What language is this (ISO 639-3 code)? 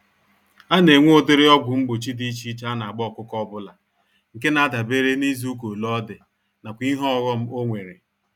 ibo